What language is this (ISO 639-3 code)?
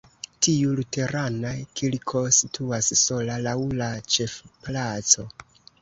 epo